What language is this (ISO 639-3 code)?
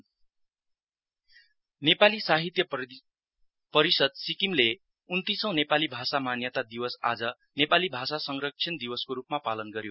nep